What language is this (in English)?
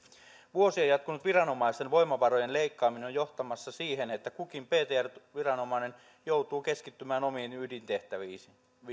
Finnish